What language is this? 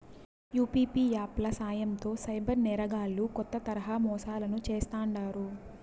Telugu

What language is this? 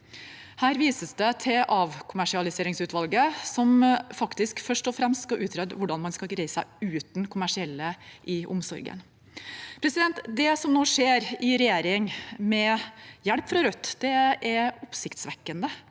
Norwegian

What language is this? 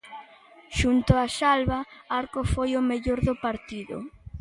Galician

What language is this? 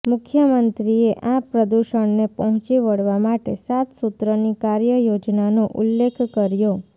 Gujarati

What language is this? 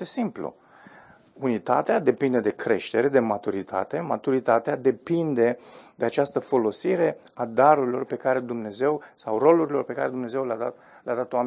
Romanian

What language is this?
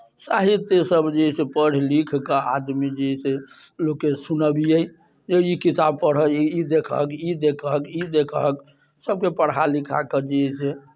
Maithili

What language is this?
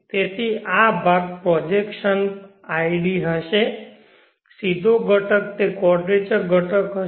Gujarati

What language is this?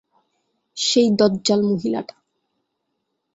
Bangla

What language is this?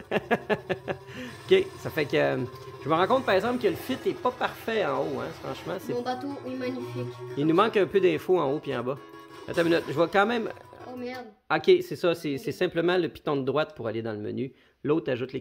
French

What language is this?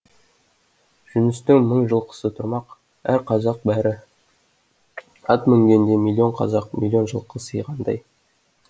Kazakh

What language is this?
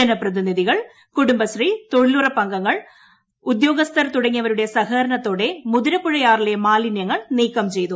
Malayalam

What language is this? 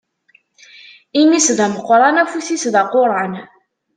Kabyle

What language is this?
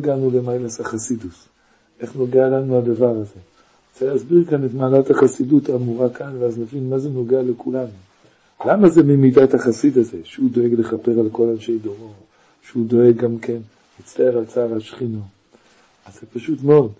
Hebrew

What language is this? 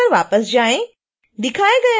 Hindi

